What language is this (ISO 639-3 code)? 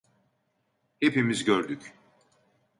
tur